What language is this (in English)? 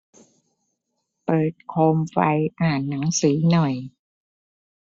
Thai